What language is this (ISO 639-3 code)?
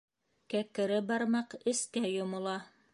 bak